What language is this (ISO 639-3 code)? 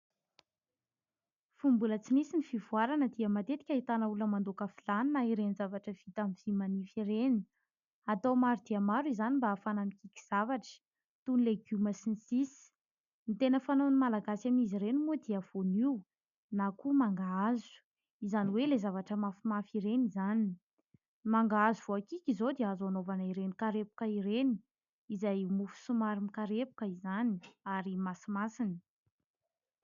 mlg